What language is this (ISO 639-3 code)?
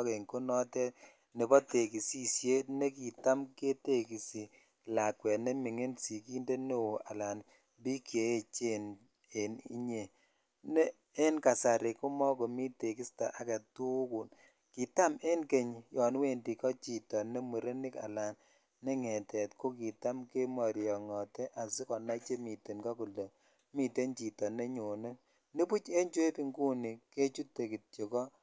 kln